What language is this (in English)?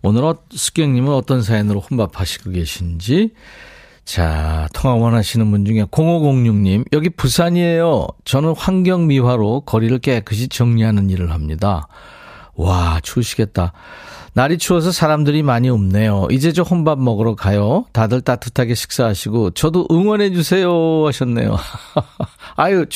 Korean